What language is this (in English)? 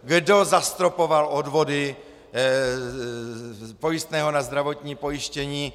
Czech